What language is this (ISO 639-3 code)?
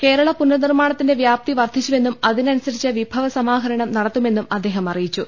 mal